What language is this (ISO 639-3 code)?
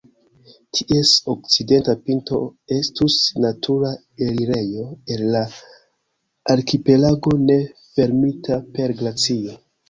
epo